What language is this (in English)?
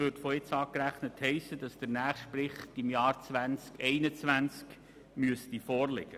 Swiss German